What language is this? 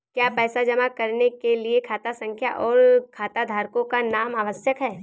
Hindi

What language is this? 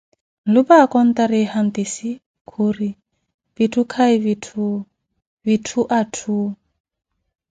Koti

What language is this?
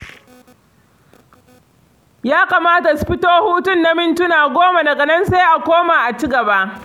Hausa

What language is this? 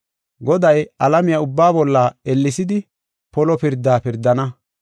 Gofa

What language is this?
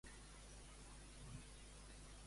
Catalan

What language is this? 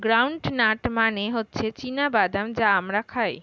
Bangla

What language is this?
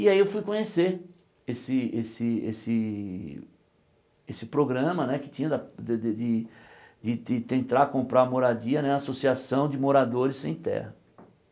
Portuguese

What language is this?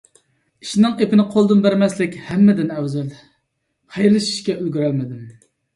Uyghur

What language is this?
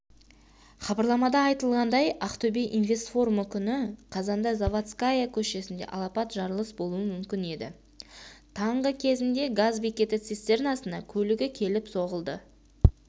Kazakh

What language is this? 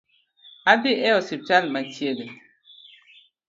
Luo (Kenya and Tanzania)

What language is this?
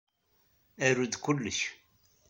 Kabyle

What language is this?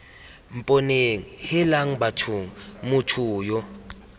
Tswana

